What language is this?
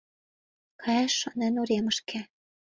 Mari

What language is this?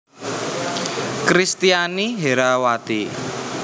Javanese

